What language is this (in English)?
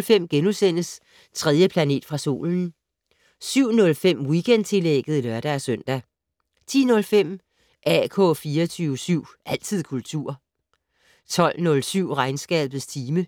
Danish